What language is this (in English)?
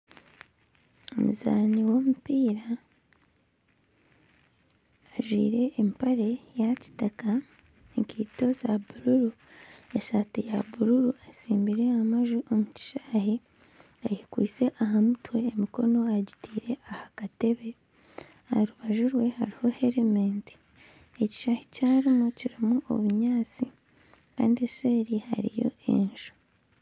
Nyankole